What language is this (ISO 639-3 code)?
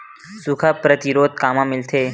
hne